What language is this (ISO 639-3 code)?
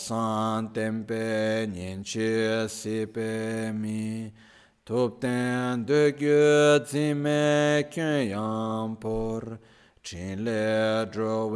ita